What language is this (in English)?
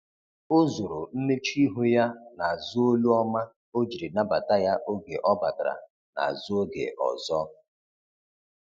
Igbo